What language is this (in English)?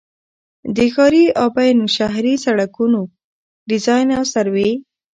Pashto